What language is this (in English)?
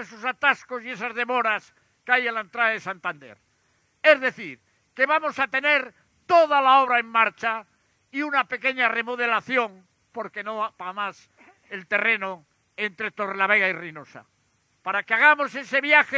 Spanish